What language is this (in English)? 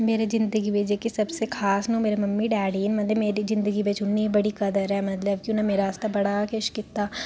Dogri